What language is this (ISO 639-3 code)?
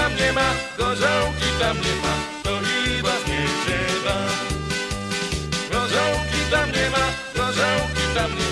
pol